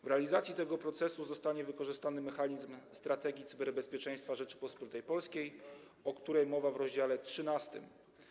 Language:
Polish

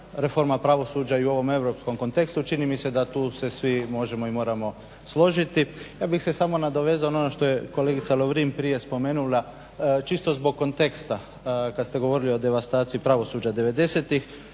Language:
Croatian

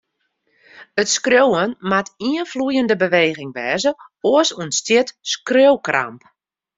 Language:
Western Frisian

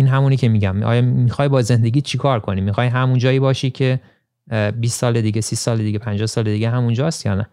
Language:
Persian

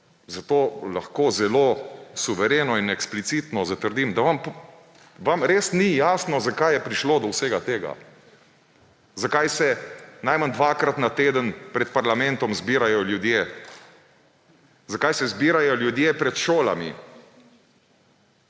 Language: Slovenian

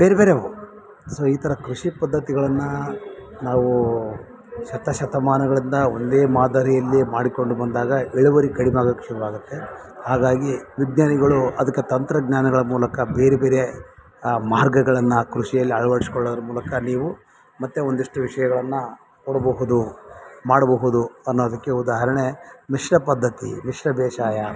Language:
Kannada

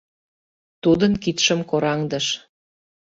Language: Mari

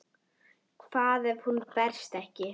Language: Icelandic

